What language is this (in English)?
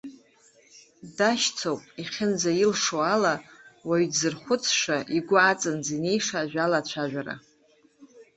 Abkhazian